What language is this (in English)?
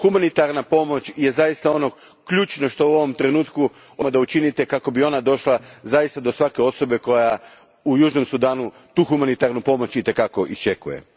Croatian